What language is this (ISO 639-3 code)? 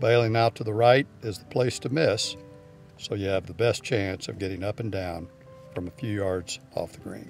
eng